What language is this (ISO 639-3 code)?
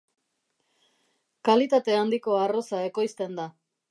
eus